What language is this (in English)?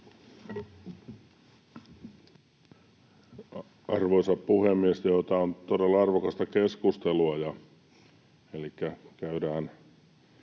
Finnish